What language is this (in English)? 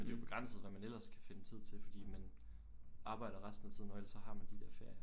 Danish